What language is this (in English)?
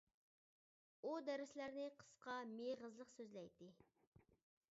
Uyghur